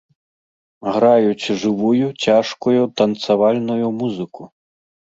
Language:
Belarusian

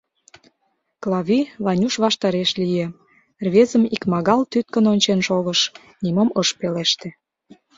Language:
Mari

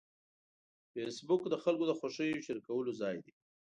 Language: Pashto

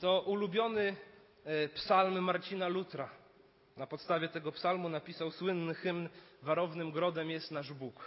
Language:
Polish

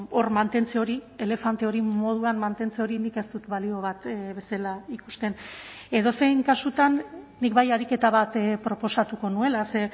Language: Basque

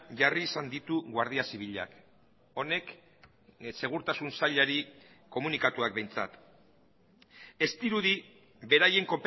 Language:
Basque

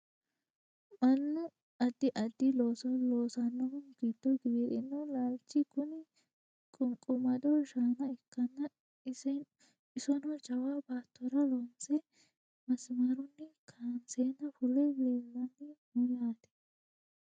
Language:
Sidamo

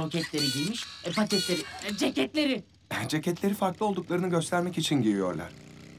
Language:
Turkish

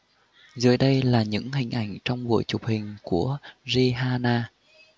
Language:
Vietnamese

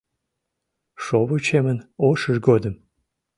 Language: Mari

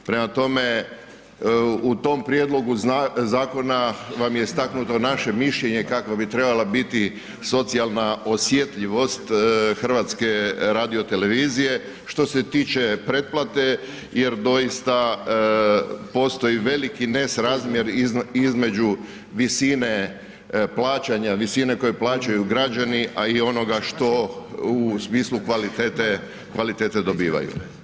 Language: Croatian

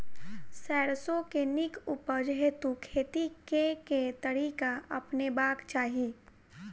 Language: Maithili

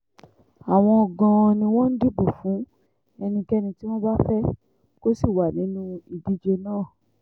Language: Yoruba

